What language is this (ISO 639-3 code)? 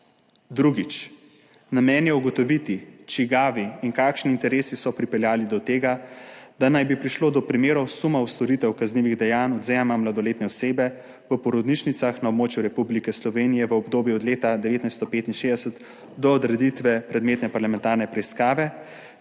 slv